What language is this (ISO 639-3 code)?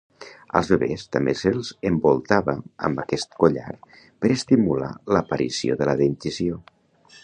cat